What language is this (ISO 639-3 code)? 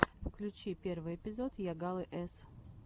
rus